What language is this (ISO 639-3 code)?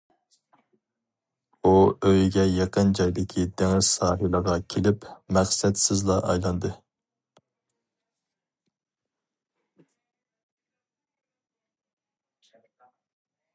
uig